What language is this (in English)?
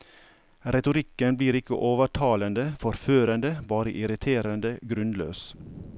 Norwegian